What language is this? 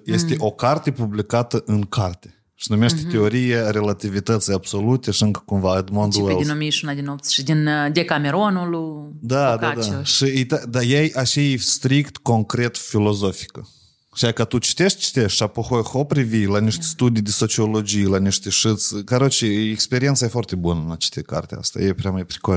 Romanian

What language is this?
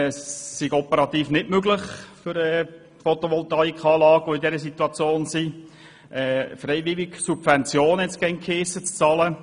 Swiss German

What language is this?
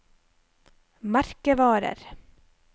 Norwegian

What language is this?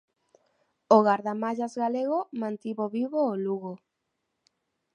Galician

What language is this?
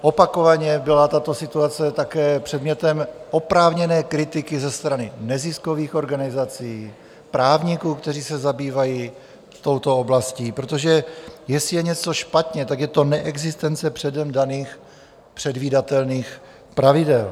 Czech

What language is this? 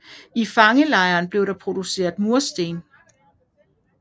Danish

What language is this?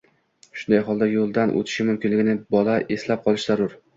Uzbek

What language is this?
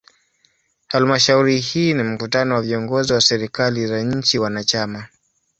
Swahili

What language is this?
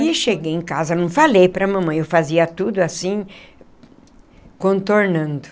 Portuguese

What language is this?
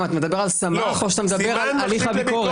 Hebrew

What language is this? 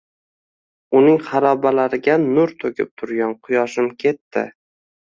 Uzbek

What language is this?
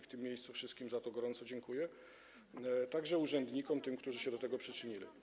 Polish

